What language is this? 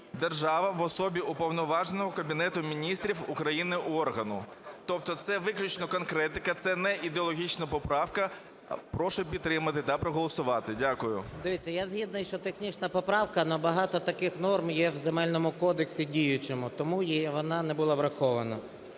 Ukrainian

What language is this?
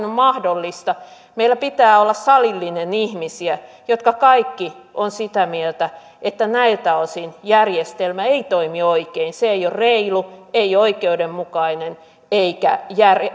Finnish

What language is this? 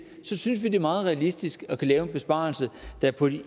Danish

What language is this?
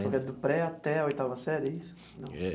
Portuguese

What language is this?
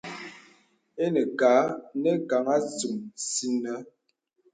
Bebele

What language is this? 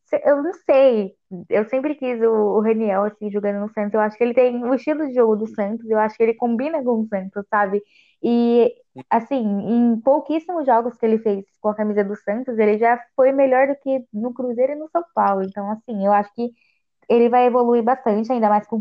Portuguese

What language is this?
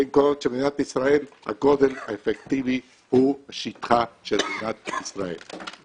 Hebrew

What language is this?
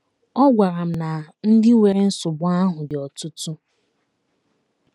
Igbo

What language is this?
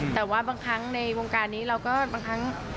Thai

